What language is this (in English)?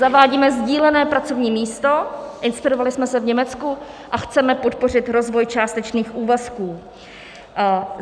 Czech